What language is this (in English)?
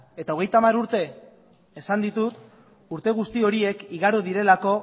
Basque